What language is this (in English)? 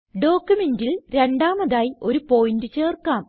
Malayalam